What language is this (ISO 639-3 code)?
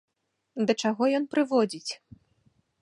bel